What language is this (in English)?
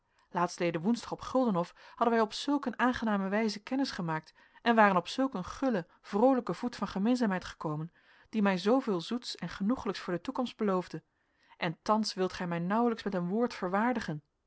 Dutch